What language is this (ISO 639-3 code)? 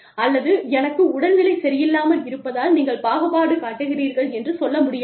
tam